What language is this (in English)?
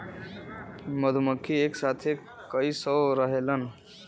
Bhojpuri